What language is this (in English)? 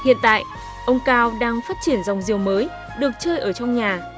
Vietnamese